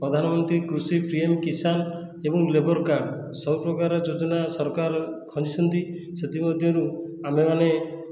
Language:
Odia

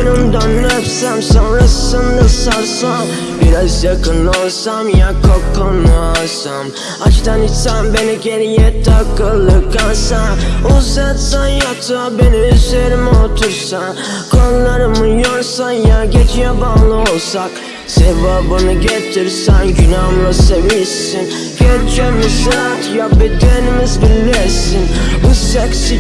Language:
Turkish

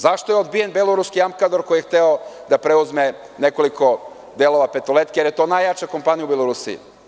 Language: Serbian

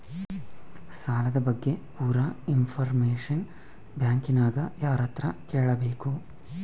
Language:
Kannada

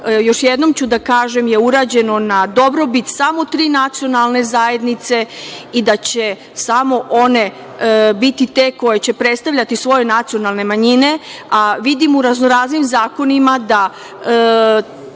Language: Serbian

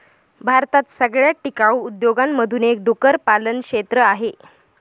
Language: Marathi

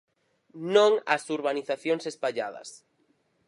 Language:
Galician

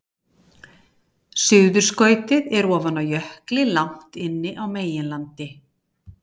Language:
Icelandic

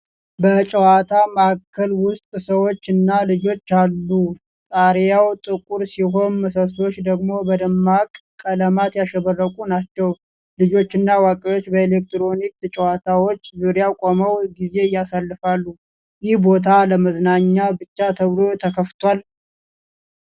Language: Amharic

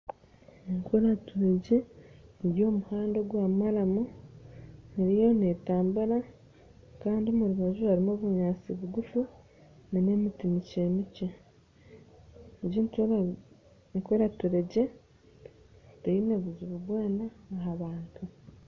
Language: Nyankole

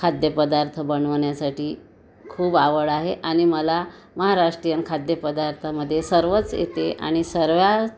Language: Marathi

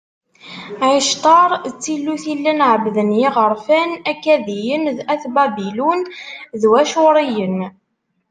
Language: Kabyle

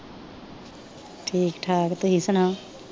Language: Punjabi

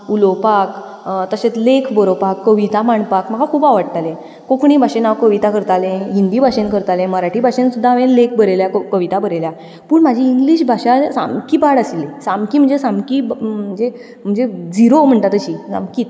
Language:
Konkani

